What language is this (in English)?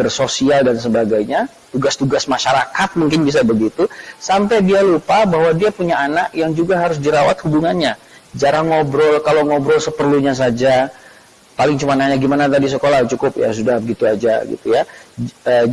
Indonesian